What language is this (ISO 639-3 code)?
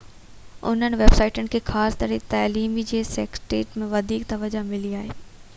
snd